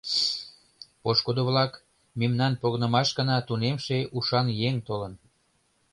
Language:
Mari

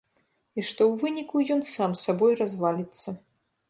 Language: Belarusian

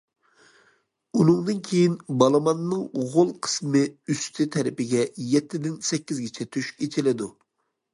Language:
Uyghur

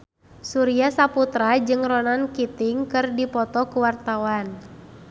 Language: Sundanese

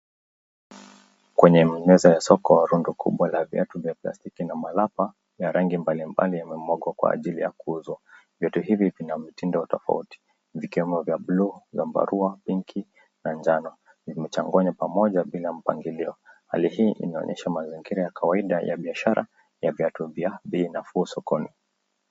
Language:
Swahili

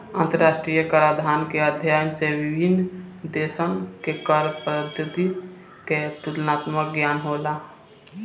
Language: Bhojpuri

